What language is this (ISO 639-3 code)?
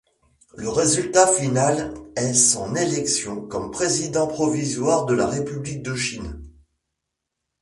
fra